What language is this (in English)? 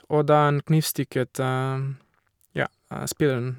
Norwegian